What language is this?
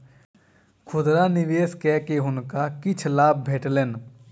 Maithili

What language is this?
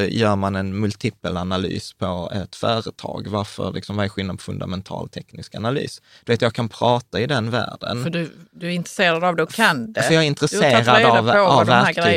Swedish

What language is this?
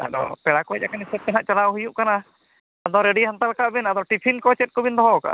Santali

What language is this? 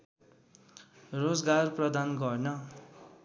Nepali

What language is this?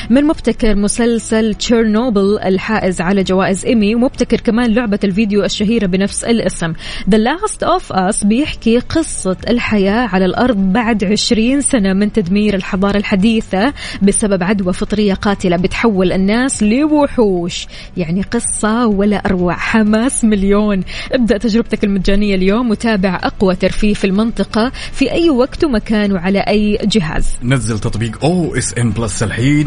Arabic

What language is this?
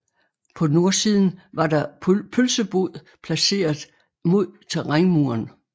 Danish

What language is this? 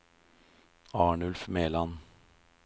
Norwegian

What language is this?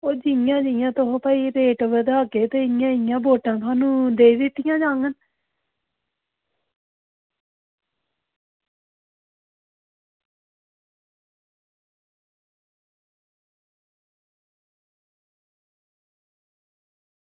Dogri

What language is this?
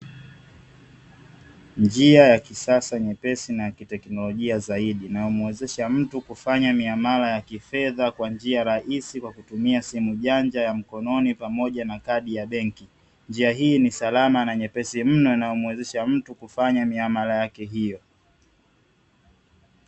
Swahili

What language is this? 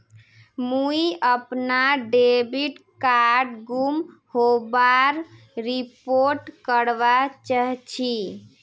Magahi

